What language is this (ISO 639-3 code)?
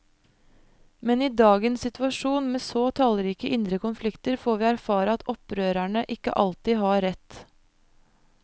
nor